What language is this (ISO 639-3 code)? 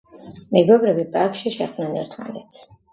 kat